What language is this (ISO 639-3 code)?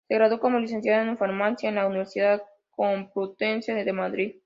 spa